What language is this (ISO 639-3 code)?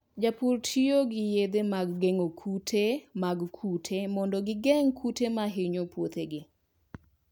luo